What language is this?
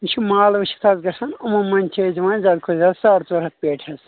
Kashmiri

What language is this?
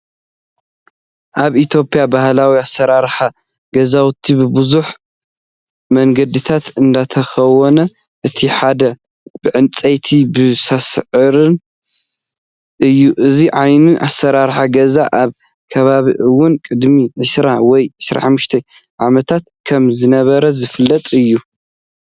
Tigrinya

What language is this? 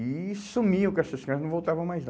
Portuguese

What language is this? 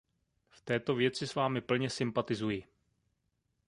Czech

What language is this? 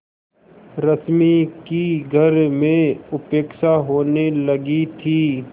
Hindi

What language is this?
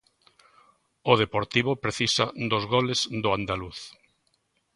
Galician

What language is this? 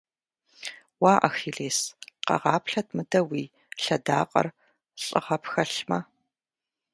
Kabardian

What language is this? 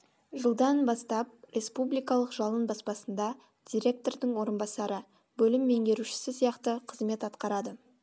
Kazakh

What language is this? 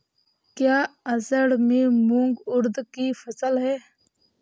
Hindi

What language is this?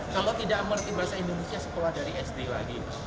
Indonesian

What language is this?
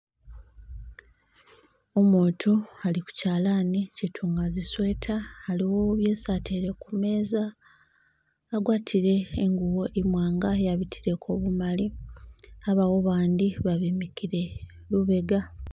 Masaaba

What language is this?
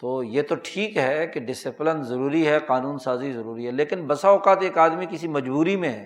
Urdu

